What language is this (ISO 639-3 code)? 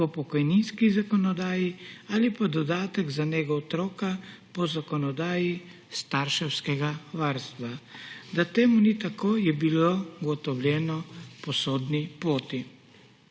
slv